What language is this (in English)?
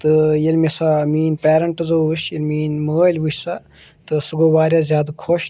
Kashmiri